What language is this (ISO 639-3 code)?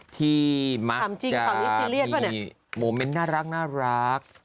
tha